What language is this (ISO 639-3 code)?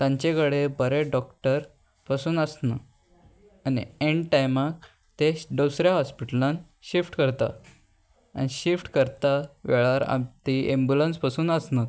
kok